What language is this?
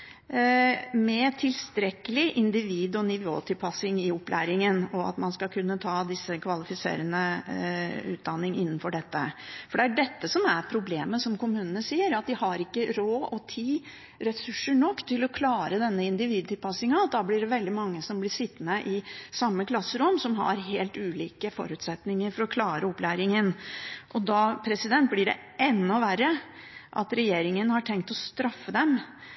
Norwegian Bokmål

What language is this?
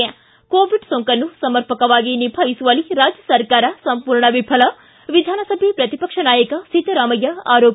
Kannada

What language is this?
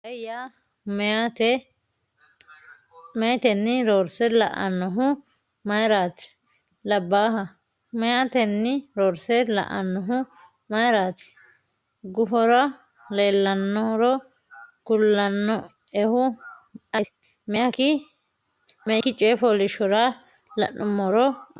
Sidamo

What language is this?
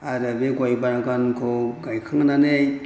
Bodo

